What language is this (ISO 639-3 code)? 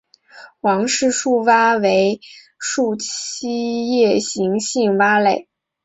zho